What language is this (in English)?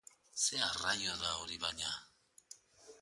Basque